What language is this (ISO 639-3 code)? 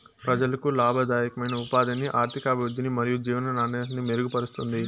tel